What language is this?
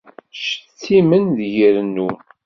Kabyle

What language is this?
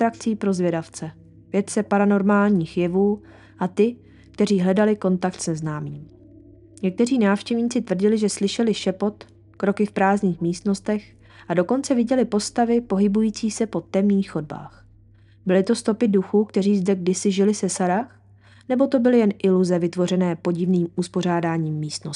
Czech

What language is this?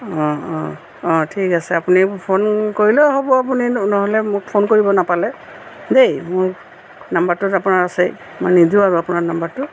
Assamese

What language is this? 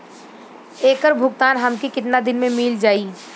Bhojpuri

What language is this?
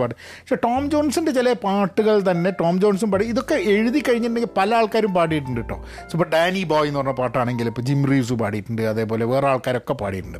Malayalam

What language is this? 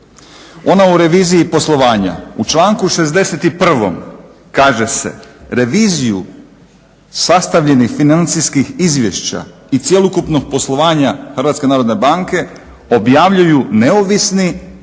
Croatian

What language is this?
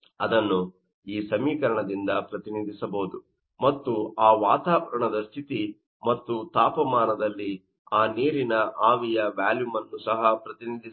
Kannada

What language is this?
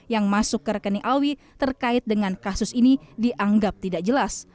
Indonesian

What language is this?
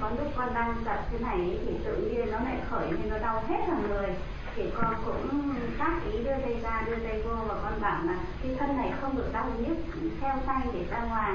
Vietnamese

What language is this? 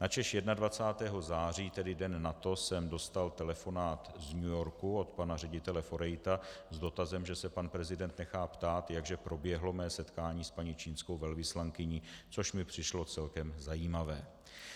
Czech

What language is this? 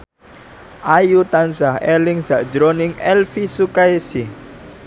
Javanese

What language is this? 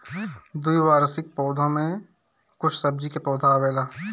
Bhojpuri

